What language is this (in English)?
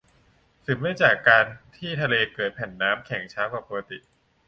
Thai